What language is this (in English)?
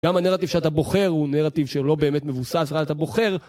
Hebrew